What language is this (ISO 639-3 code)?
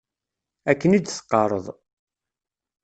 kab